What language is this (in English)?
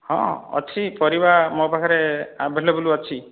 Odia